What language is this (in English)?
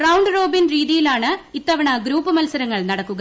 Malayalam